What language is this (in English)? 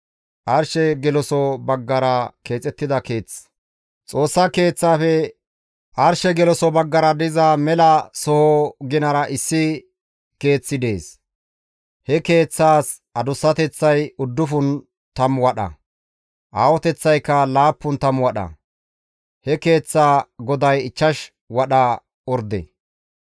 Gamo